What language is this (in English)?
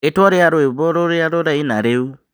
Kikuyu